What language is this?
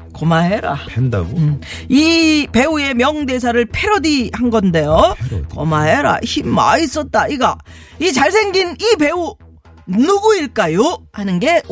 Korean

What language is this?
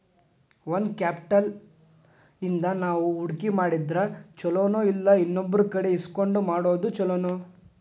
Kannada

